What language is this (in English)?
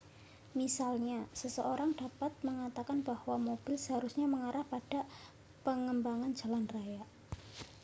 Indonesian